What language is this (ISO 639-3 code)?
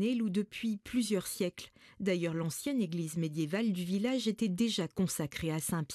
fra